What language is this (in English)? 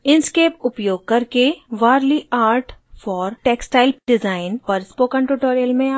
Hindi